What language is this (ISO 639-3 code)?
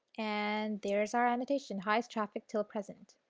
eng